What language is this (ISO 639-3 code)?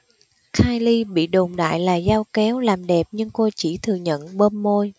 vie